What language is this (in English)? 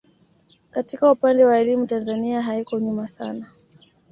Swahili